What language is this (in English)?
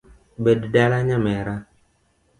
Luo (Kenya and Tanzania)